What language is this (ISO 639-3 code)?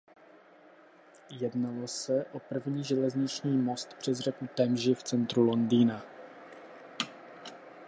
ces